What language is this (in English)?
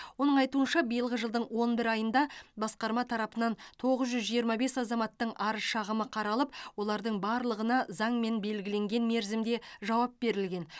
Kazakh